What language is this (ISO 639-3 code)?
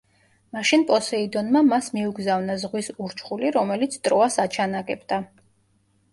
kat